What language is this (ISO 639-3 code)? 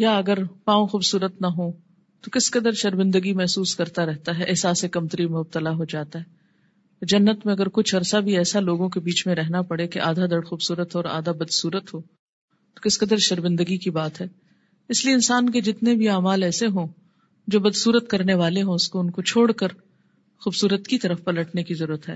urd